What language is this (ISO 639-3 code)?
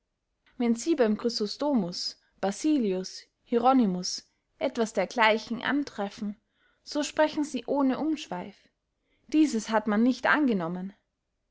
deu